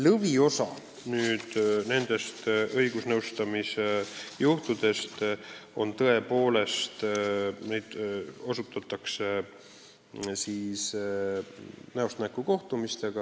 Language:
Estonian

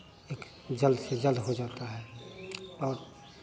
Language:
Hindi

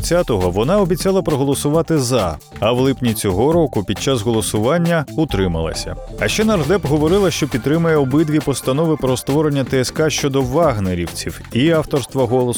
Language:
Ukrainian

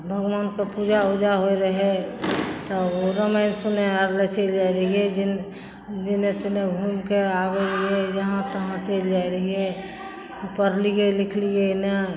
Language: Maithili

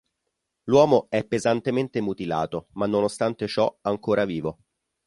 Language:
Italian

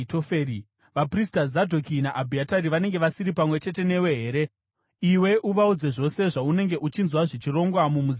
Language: Shona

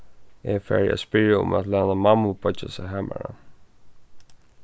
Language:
Faroese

